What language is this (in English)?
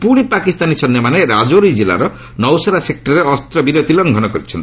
Odia